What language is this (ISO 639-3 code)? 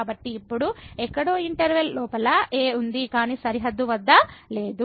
tel